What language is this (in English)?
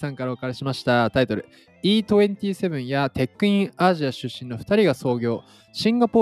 Japanese